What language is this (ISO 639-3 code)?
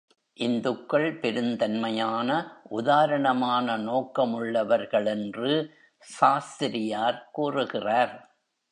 tam